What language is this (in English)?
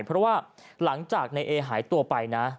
Thai